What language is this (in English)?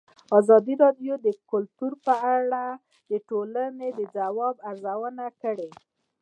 Pashto